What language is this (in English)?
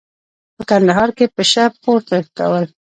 Pashto